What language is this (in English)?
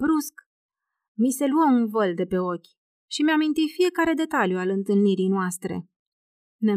Romanian